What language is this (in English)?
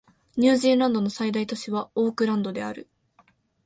Japanese